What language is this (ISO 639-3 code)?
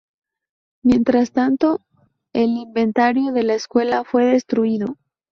spa